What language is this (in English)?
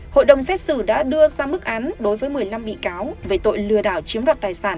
Vietnamese